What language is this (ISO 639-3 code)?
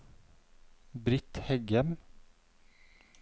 nor